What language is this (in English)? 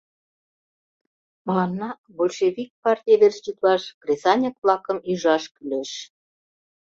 Mari